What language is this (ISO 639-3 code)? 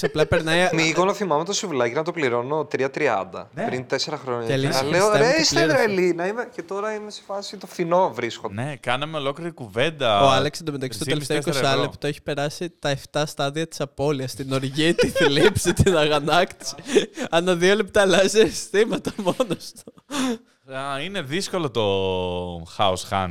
ell